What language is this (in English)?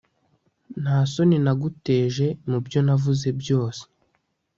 Kinyarwanda